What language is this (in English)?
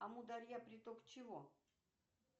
Russian